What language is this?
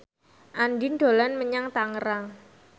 Javanese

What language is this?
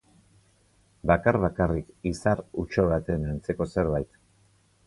Basque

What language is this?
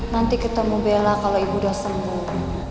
Indonesian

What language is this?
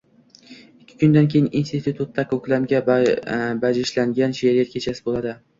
Uzbek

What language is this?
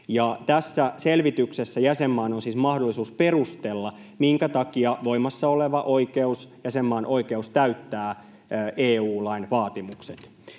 Finnish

